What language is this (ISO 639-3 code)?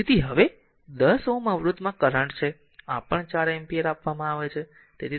guj